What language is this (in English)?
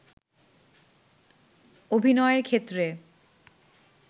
Bangla